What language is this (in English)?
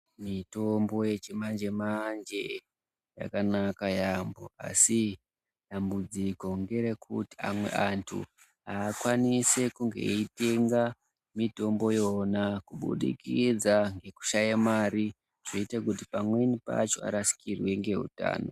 Ndau